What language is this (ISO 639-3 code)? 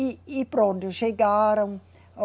por